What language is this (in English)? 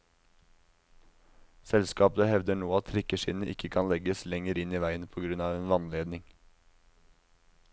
Norwegian